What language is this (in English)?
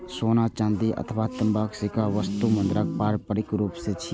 Maithili